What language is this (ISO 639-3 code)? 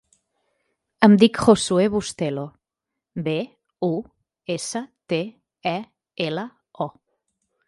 cat